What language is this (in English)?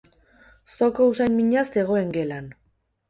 Basque